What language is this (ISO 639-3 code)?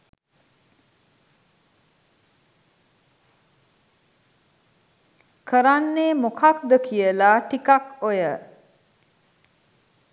sin